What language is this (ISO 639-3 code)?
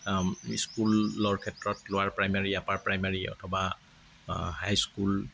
asm